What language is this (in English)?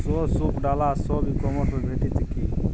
Maithili